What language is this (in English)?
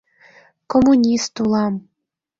Mari